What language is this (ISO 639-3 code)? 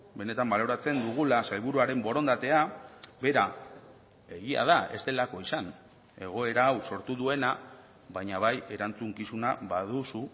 eus